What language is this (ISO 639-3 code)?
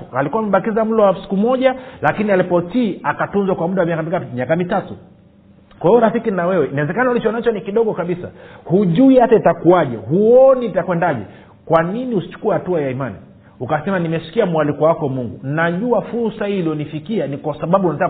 swa